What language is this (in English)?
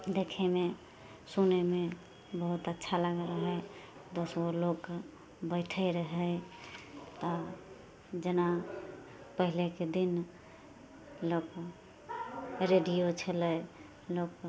Maithili